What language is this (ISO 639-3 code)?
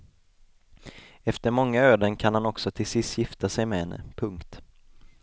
swe